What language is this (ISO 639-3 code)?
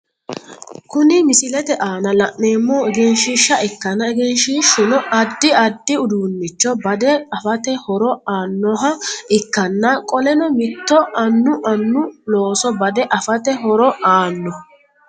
sid